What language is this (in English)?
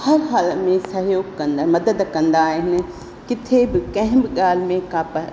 Sindhi